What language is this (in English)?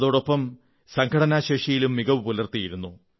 Malayalam